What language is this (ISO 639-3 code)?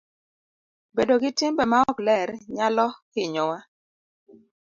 luo